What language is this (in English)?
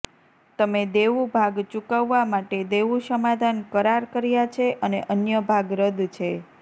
Gujarati